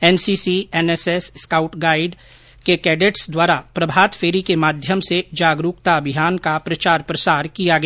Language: Hindi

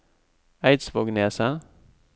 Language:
Norwegian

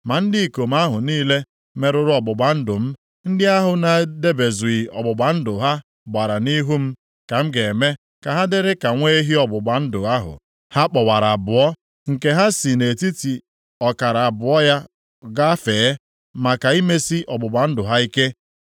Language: Igbo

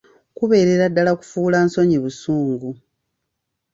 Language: Ganda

